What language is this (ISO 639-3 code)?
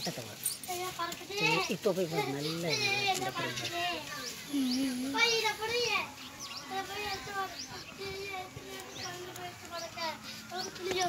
tha